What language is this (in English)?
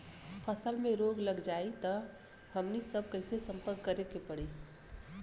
Bhojpuri